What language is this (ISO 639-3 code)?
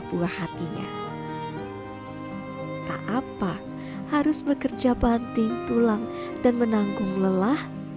ind